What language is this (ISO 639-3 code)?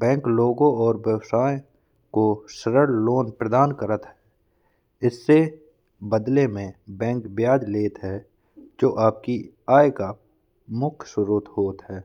bns